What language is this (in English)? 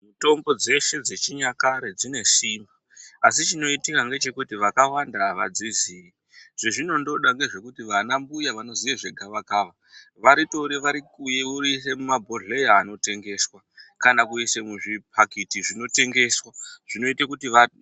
Ndau